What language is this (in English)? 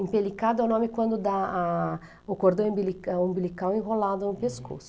Portuguese